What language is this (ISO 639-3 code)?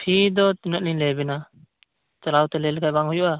sat